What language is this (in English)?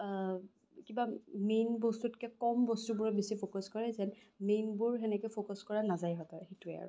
Assamese